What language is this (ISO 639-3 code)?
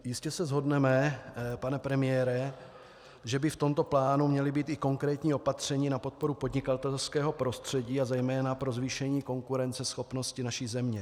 ces